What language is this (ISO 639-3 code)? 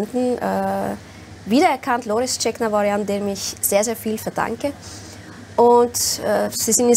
deu